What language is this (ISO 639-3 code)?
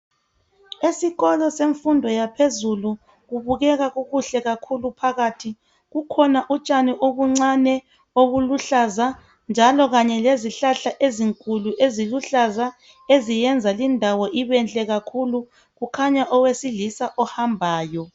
nde